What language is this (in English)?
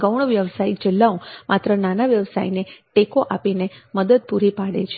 Gujarati